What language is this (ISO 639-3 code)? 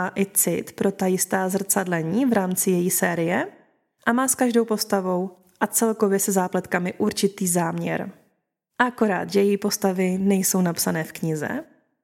ces